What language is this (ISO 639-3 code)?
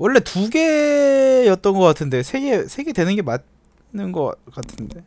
kor